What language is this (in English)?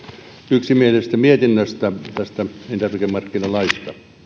Finnish